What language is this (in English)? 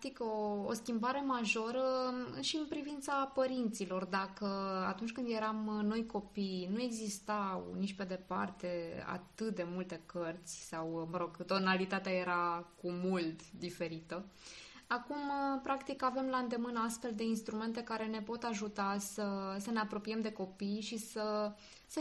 Romanian